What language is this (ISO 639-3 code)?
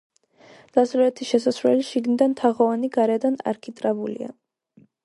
kat